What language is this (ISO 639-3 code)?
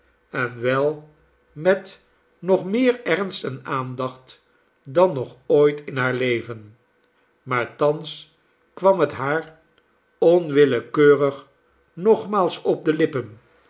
nld